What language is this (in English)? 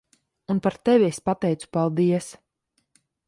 Latvian